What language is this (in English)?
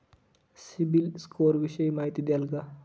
Marathi